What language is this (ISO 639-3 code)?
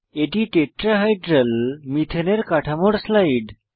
ben